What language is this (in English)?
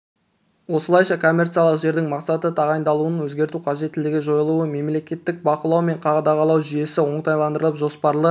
Kazakh